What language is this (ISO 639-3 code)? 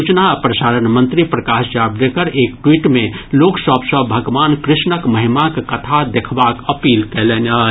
mai